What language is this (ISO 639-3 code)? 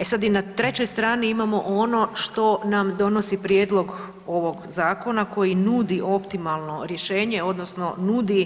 hrv